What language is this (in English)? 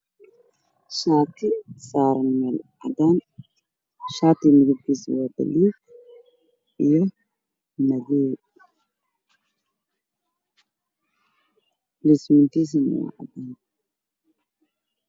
Somali